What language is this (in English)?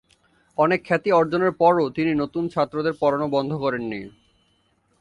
Bangla